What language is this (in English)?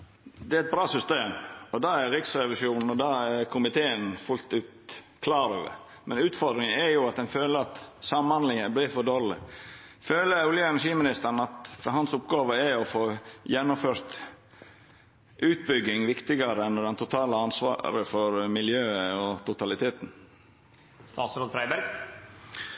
Norwegian Nynorsk